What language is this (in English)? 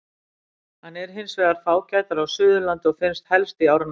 Icelandic